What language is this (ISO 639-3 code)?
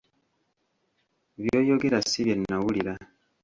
lug